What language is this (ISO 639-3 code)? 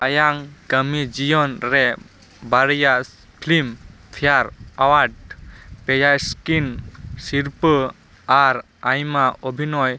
sat